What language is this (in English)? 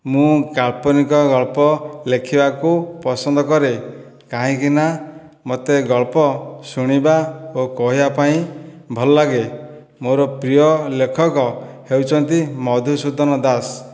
Odia